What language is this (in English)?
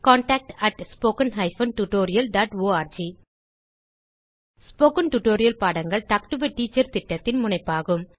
Tamil